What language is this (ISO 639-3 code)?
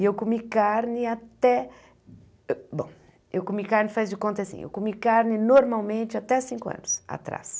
por